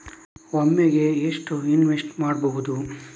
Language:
Kannada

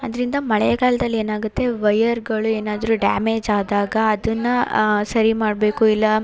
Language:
Kannada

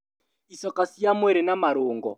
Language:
Kikuyu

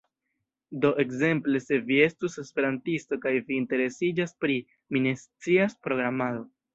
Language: Esperanto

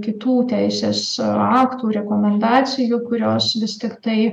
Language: Lithuanian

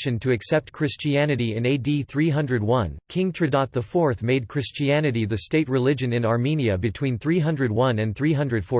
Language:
English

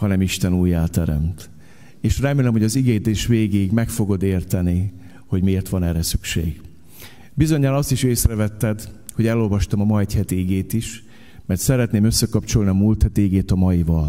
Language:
Hungarian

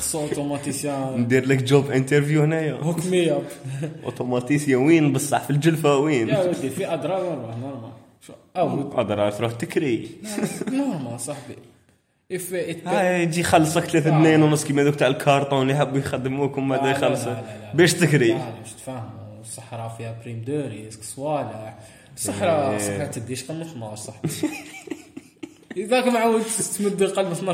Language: Arabic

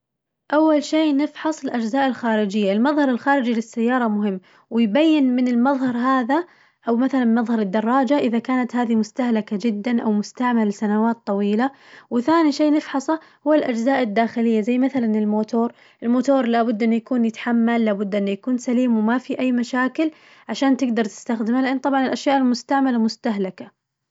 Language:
Najdi Arabic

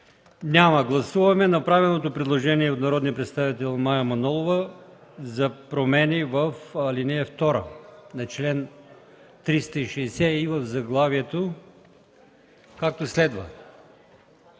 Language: Bulgarian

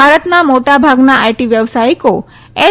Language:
Gujarati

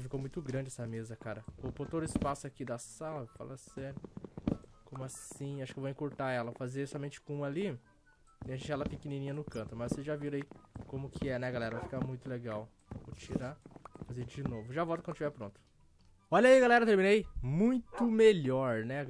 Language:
Portuguese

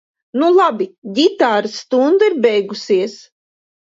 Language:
Latvian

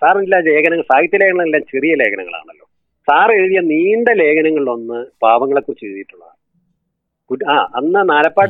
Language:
Malayalam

